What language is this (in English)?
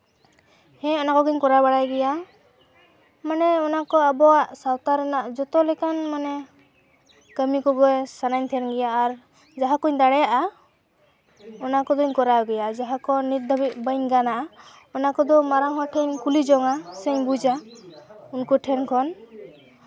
Santali